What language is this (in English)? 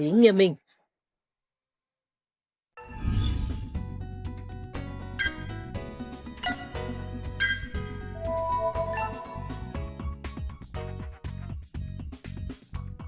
Vietnamese